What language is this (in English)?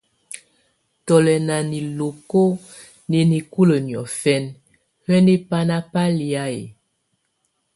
Tunen